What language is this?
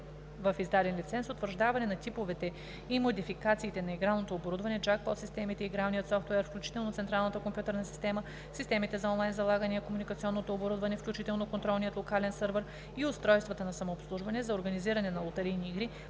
Bulgarian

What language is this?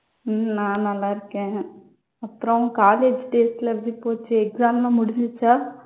Tamil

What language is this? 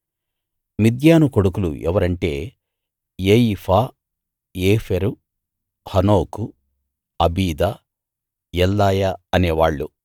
Telugu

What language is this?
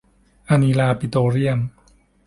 Thai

